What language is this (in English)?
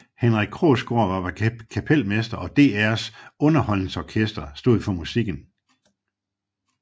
Danish